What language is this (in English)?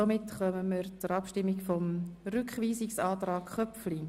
Swiss German